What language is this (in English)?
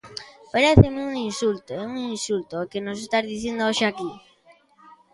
Galician